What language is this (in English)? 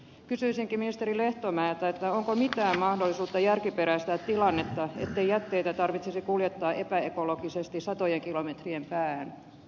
Finnish